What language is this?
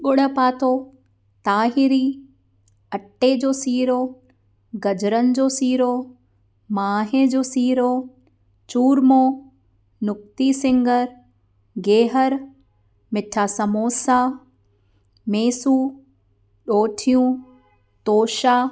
Sindhi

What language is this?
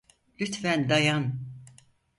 Turkish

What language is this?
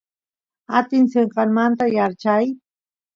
Santiago del Estero Quichua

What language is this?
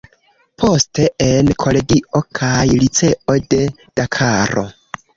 Esperanto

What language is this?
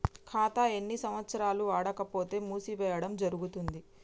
Telugu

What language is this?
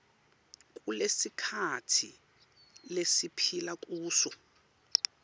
Swati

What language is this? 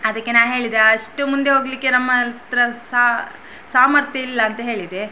Kannada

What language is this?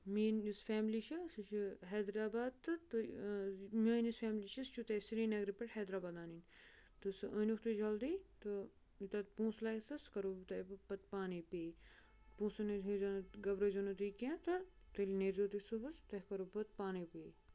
Kashmiri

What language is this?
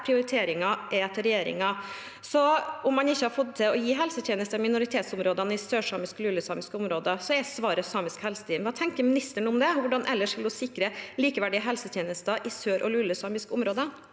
Norwegian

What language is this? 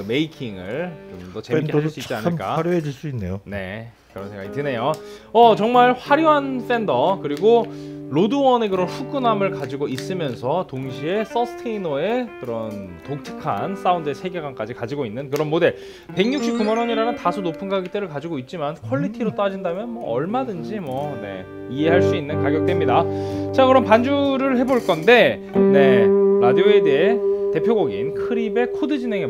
Korean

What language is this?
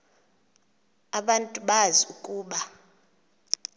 Xhosa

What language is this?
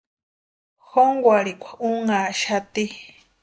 Western Highland Purepecha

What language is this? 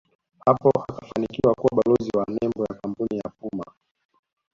Swahili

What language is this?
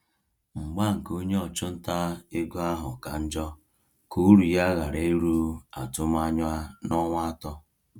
Igbo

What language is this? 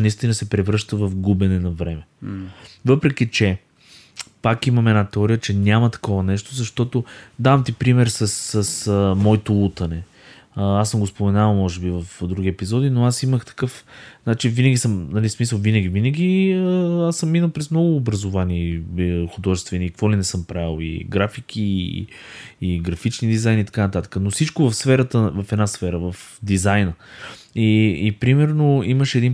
Bulgarian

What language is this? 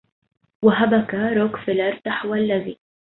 Arabic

